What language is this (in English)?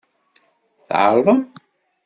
Kabyle